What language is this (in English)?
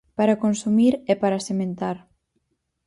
Galician